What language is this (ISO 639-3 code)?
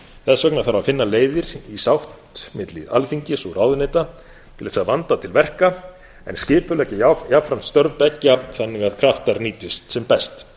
isl